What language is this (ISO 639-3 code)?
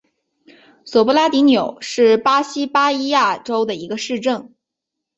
zho